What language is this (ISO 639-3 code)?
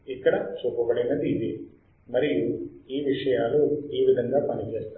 tel